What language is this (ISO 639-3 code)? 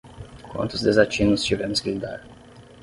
por